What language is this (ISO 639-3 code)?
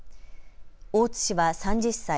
jpn